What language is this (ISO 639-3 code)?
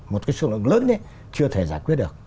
vie